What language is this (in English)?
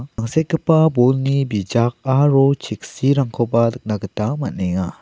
Garo